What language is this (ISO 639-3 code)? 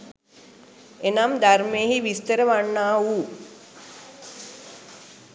sin